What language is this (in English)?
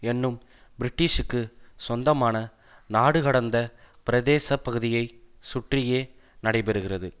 Tamil